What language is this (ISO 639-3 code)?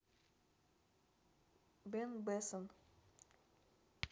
rus